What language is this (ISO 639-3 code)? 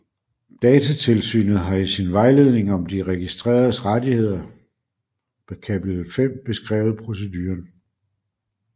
dan